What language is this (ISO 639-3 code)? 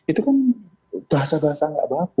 ind